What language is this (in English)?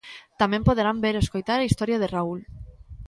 Galician